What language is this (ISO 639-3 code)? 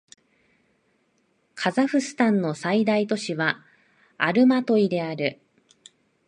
jpn